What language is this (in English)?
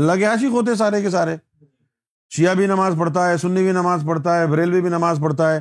Urdu